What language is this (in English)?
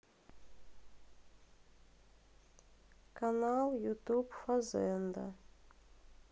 Russian